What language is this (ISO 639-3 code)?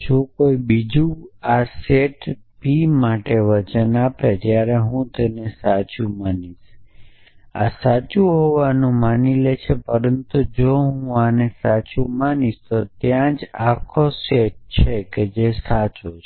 guj